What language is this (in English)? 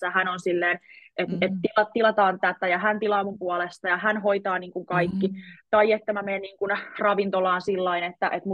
Finnish